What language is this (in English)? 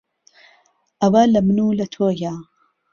Central Kurdish